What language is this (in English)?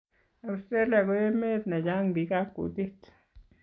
Kalenjin